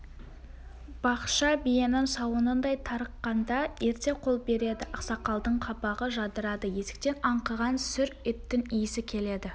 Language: Kazakh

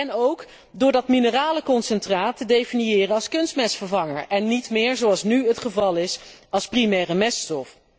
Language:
Dutch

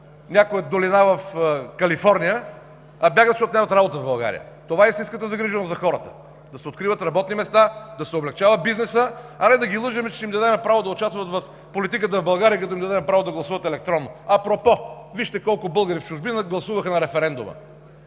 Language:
Bulgarian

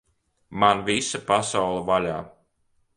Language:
Latvian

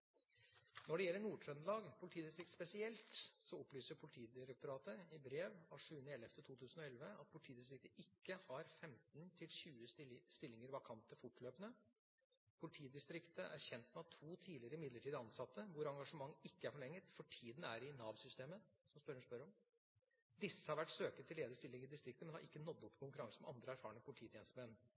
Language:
Norwegian Bokmål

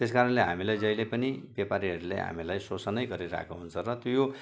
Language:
Nepali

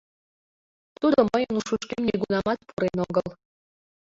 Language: Mari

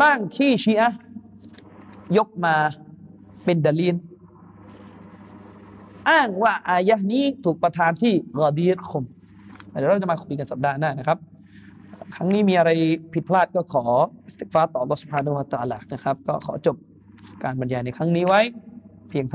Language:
Thai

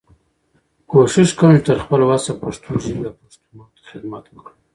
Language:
Pashto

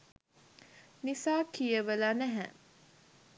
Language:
Sinhala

